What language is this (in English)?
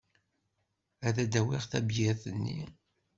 Kabyle